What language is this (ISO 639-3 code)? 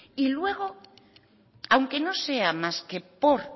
spa